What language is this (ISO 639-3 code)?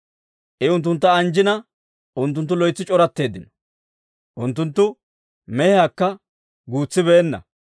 dwr